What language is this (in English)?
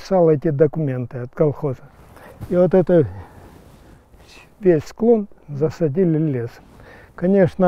Russian